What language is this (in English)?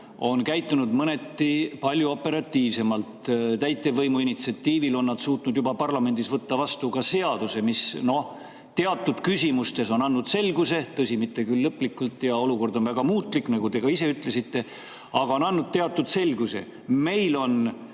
Estonian